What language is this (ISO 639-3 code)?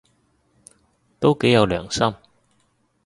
yue